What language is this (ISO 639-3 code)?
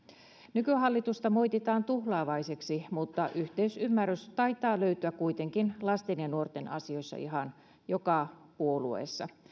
fin